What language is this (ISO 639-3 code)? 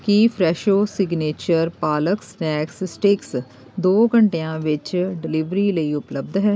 pan